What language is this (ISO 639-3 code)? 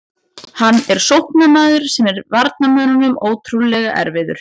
isl